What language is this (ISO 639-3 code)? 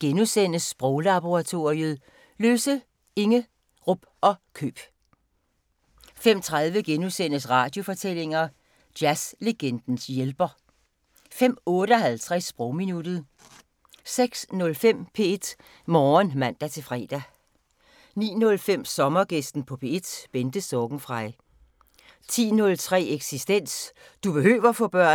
dan